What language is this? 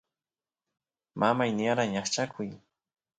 Santiago del Estero Quichua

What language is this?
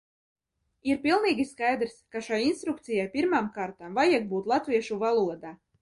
Latvian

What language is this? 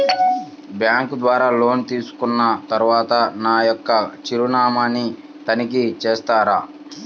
Telugu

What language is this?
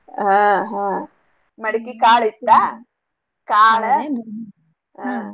Kannada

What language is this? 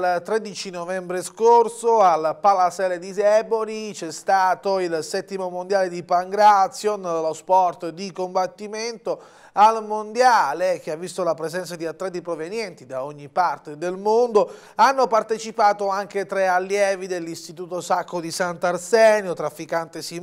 Italian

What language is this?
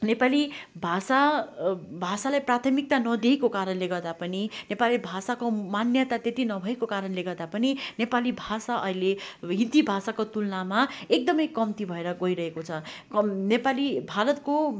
Nepali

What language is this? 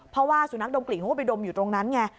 Thai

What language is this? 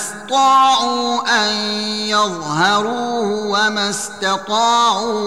Arabic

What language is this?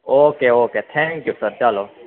Gujarati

